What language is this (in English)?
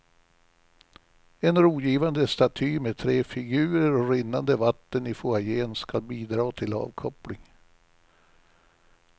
Swedish